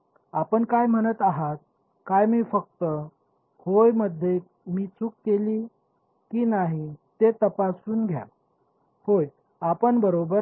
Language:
Marathi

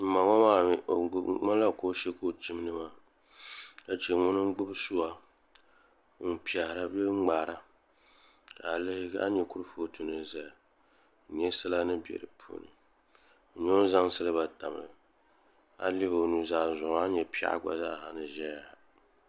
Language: Dagbani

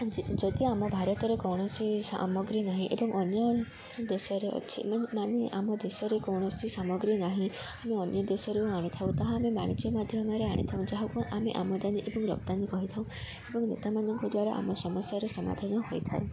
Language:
Odia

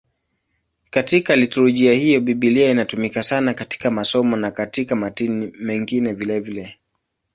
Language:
Swahili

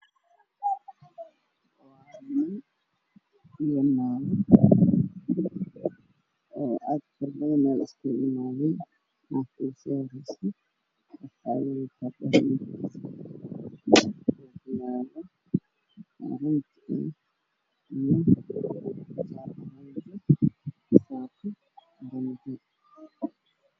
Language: Somali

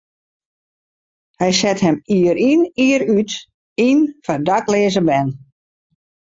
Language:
Western Frisian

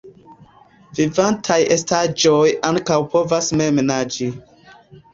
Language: Esperanto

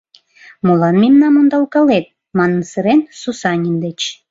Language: Mari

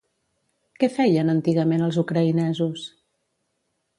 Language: Catalan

